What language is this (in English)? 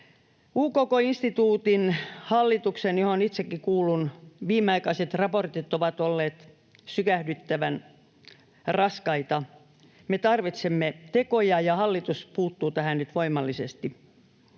Finnish